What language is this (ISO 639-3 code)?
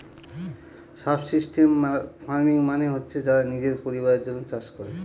ben